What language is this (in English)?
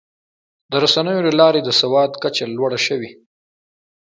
Pashto